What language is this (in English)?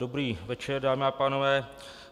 Czech